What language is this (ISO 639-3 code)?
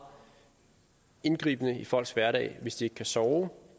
dan